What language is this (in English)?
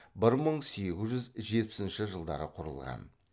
Kazakh